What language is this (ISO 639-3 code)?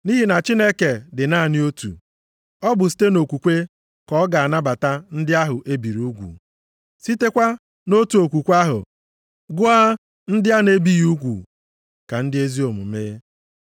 ibo